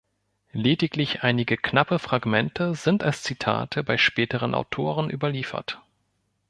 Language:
German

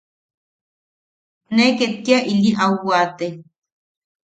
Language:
Yaqui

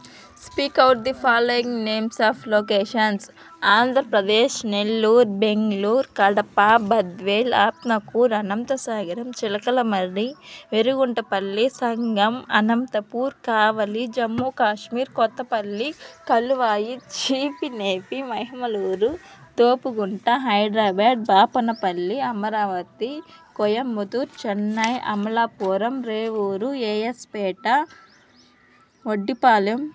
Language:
Telugu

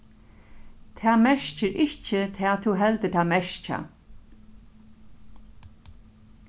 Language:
Faroese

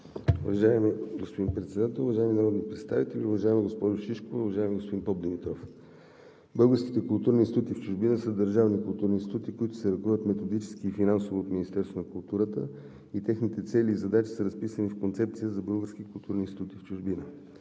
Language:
Bulgarian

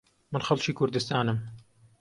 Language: Central Kurdish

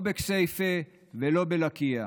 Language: Hebrew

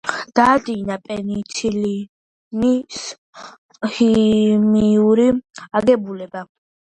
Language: Georgian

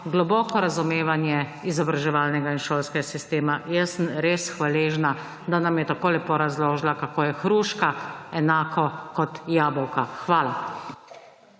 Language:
Slovenian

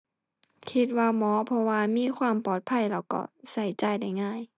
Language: Thai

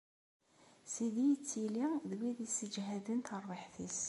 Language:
Kabyle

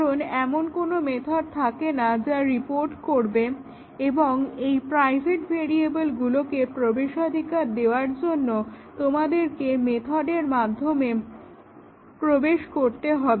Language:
Bangla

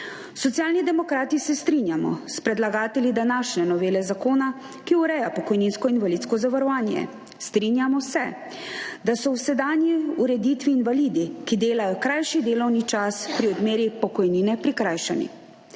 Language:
Slovenian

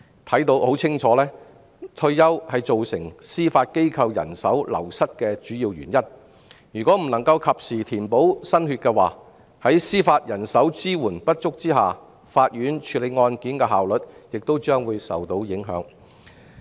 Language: Cantonese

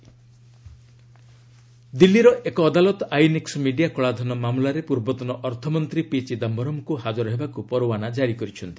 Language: Odia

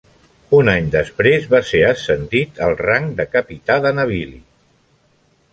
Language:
Catalan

